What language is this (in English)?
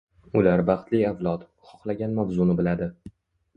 Uzbek